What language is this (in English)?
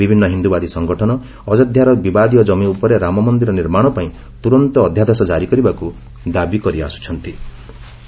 Odia